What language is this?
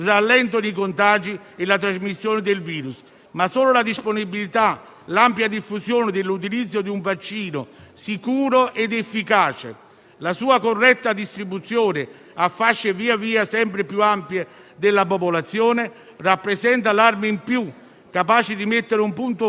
Italian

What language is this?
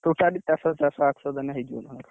Odia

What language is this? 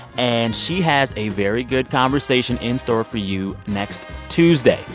English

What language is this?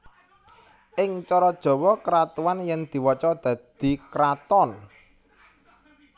Javanese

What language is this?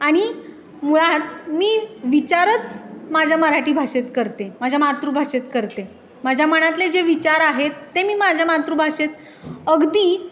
Marathi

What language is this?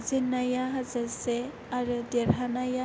Bodo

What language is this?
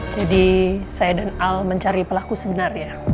Indonesian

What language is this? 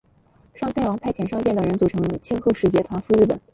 Chinese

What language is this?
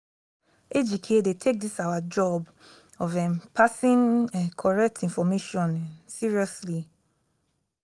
Nigerian Pidgin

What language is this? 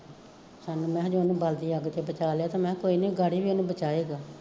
Punjabi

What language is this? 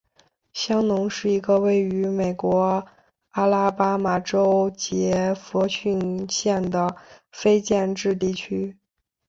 Chinese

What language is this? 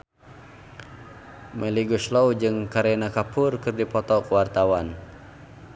Sundanese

